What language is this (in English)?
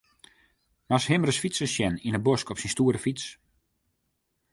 Western Frisian